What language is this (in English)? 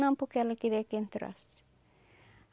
Portuguese